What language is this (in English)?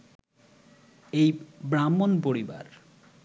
Bangla